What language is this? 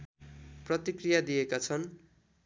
Nepali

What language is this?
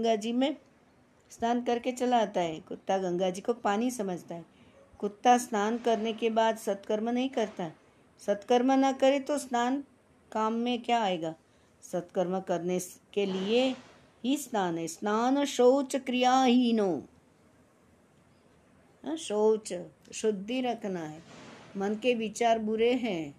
Hindi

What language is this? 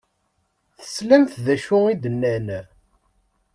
Kabyle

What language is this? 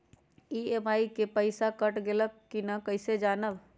Magahi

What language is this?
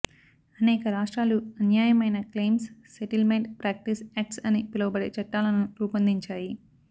Telugu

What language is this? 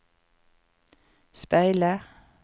Norwegian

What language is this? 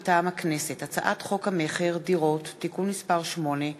Hebrew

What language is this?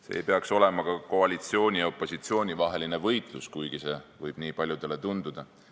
Estonian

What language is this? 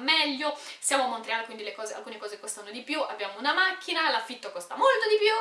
Italian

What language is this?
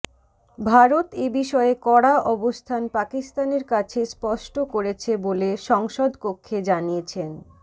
Bangla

